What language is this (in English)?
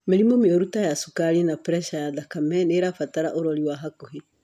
Kikuyu